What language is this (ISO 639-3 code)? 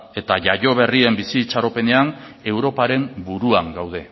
eus